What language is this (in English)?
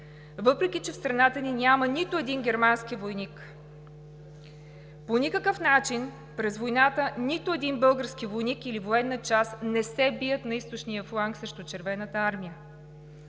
Bulgarian